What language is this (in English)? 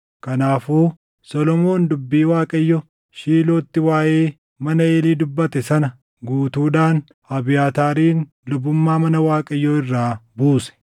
Oromo